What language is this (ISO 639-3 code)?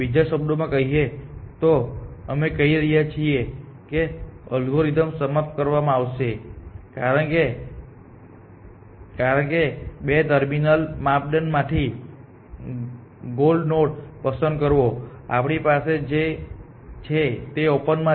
guj